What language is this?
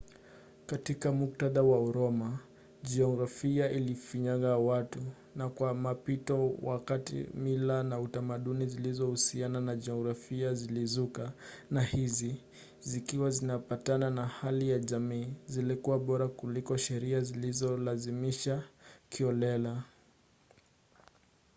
Swahili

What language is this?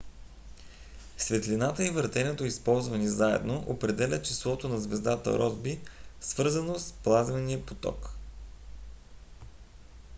Bulgarian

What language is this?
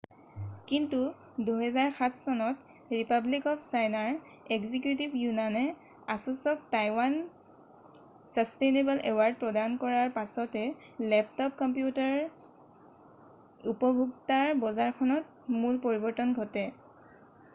Assamese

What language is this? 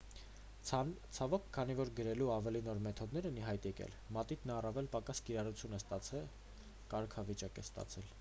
Armenian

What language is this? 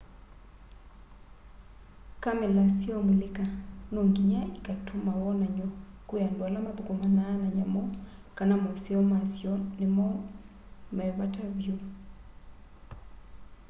Kamba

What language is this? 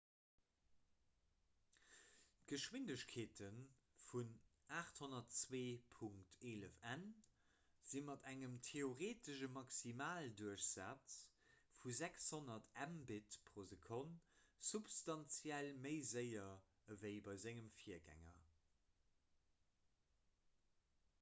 Luxembourgish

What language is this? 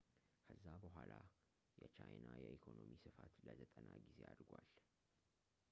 Amharic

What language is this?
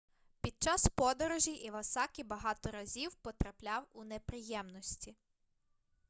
Ukrainian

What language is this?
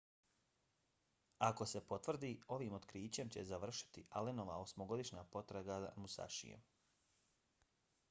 Bosnian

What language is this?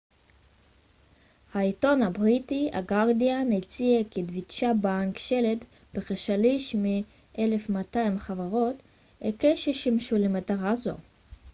Hebrew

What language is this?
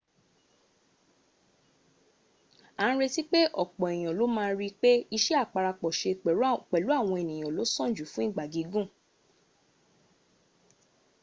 Yoruba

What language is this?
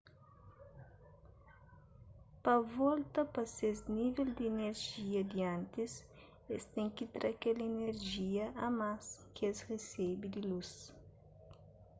Kabuverdianu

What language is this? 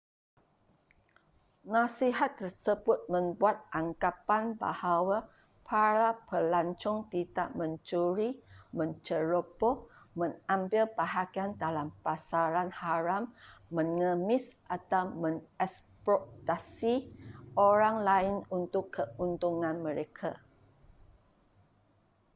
Malay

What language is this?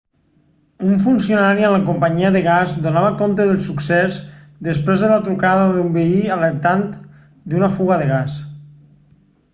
Catalan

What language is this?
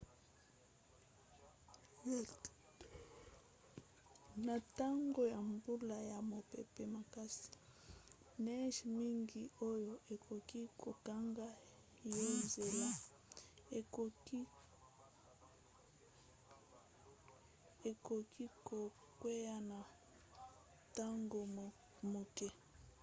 Lingala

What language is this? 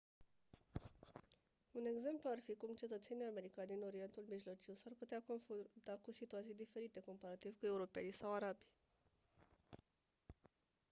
Romanian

